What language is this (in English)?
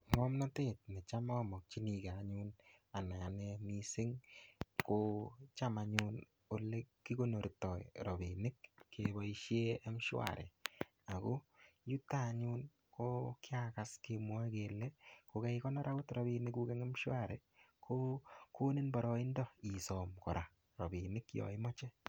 Kalenjin